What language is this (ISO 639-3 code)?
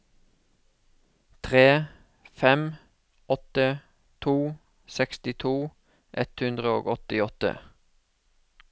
nor